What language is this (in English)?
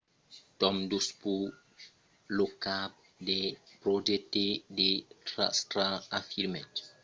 Occitan